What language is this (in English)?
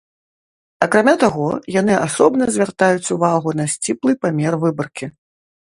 Belarusian